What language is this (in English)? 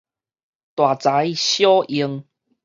Min Nan Chinese